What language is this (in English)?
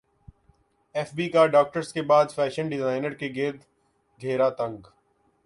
Urdu